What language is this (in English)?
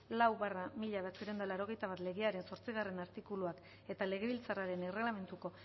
Basque